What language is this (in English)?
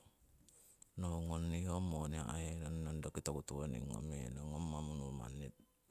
Siwai